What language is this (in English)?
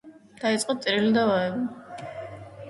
Georgian